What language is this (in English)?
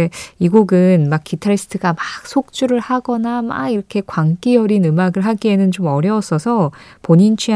Korean